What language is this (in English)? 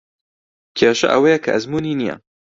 Central Kurdish